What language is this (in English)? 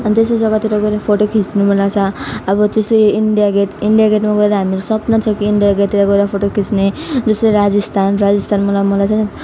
Nepali